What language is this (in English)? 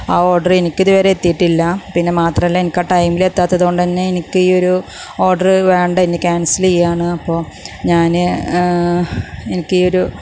Malayalam